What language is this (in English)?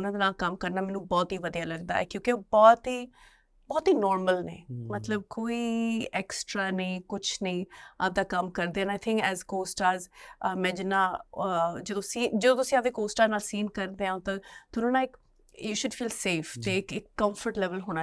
Punjabi